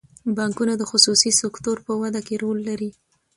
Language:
Pashto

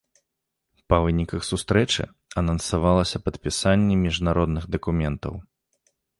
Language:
Belarusian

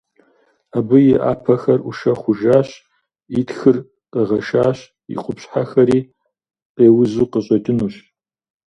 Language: Kabardian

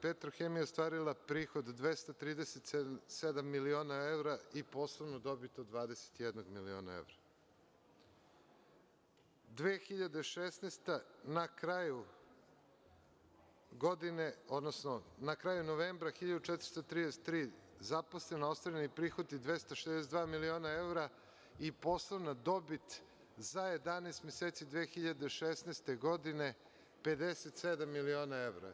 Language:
Serbian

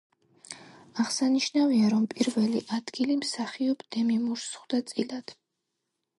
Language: Georgian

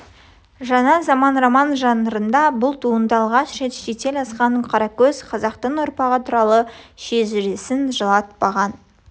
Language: Kazakh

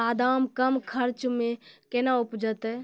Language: Maithili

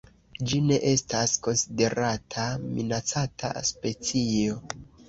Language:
Esperanto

